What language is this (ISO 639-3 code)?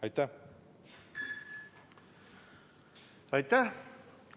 est